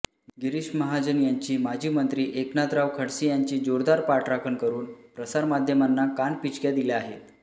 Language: Marathi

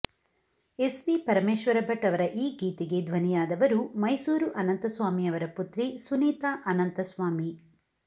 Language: Kannada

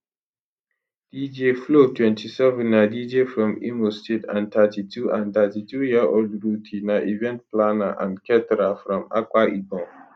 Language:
Nigerian Pidgin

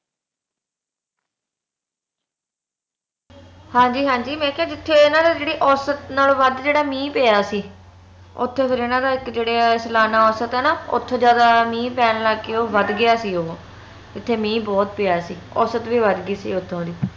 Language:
Punjabi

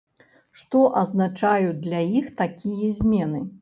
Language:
Belarusian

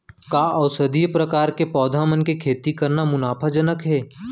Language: Chhattisgarhi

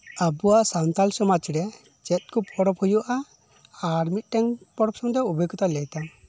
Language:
Santali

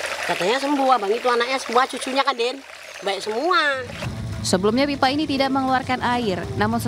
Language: Indonesian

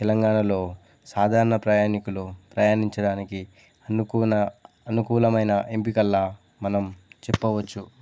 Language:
Telugu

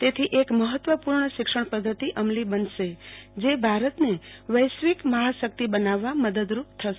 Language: Gujarati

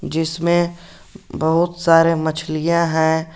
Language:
Hindi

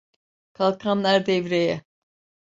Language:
Turkish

